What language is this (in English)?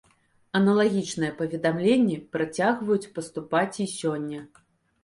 Belarusian